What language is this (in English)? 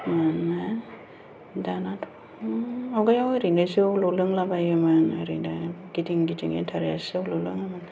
Bodo